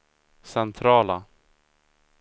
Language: Swedish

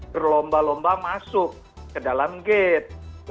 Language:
Indonesian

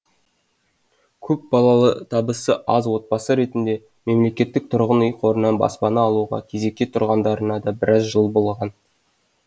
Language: Kazakh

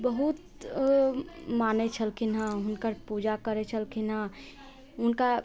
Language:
Maithili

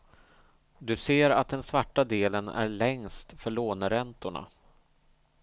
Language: Swedish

